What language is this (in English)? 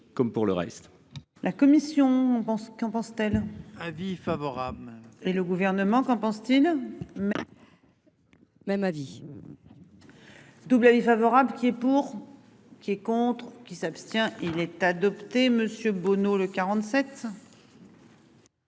French